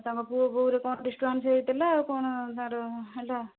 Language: Odia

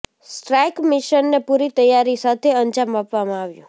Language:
Gujarati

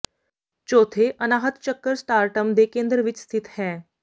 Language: Punjabi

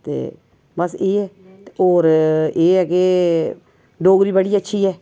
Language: Dogri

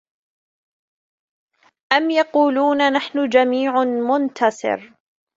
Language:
Arabic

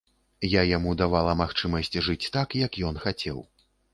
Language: Belarusian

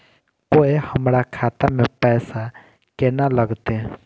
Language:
Maithili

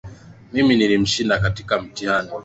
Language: Swahili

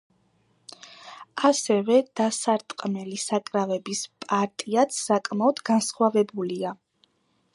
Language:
Georgian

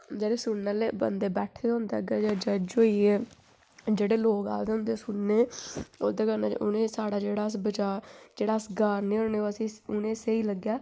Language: Dogri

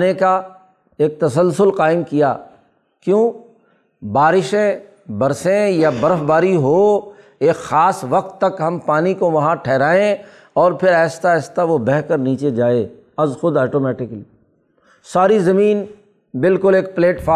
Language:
Urdu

